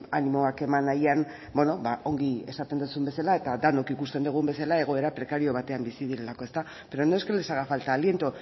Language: Basque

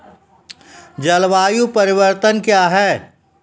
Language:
Maithili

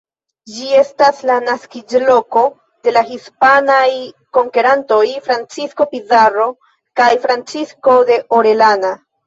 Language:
Esperanto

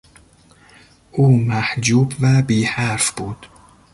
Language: Persian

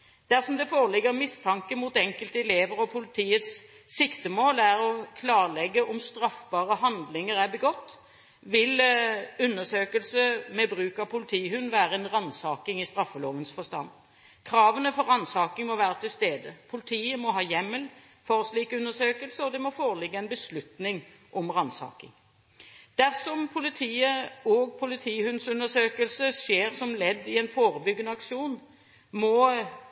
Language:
Norwegian Bokmål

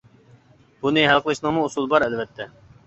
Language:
Uyghur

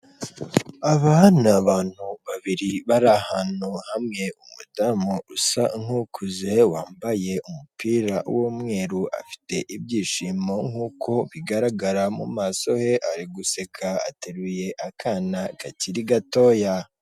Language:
Kinyarwanda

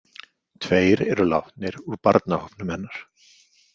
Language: Icelandic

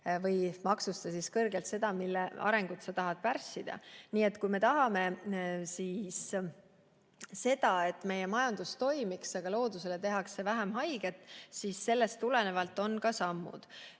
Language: Estonian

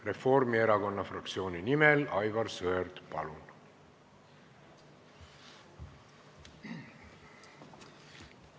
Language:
Estonian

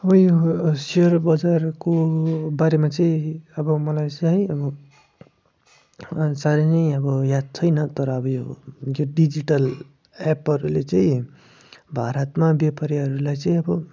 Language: Nepali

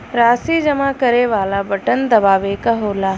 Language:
Bhojpuri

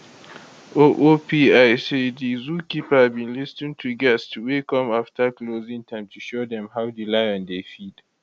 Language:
Nigerian Pidgin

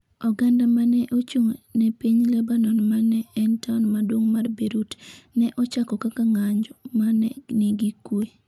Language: Luo (Kenya and Tanzania)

